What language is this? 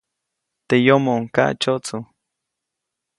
Copainalá Zoque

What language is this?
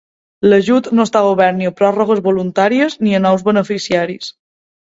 Catalan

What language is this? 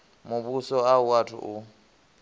Venda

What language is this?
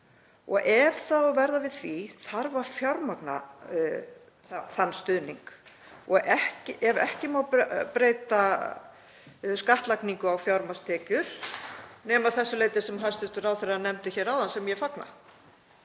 Icelandic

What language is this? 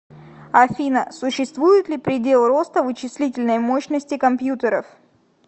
Russian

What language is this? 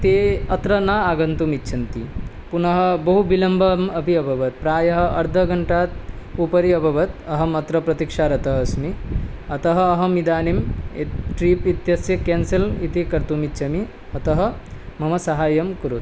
Sanskrit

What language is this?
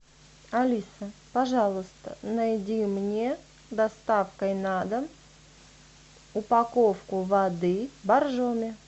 Russian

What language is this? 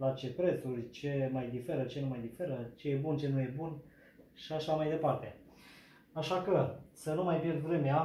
Romanian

